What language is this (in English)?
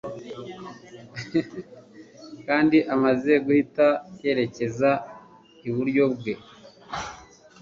Kinyarwanda